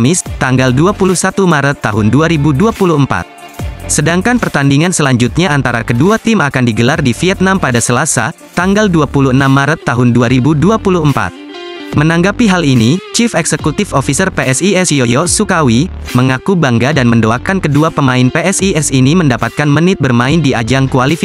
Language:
Indonesian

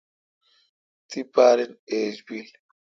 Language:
Kalkoti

